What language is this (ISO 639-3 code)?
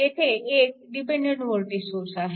mar